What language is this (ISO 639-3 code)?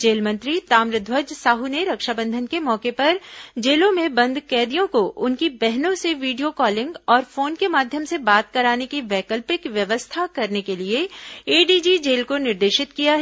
hin